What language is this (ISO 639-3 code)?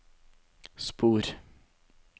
nor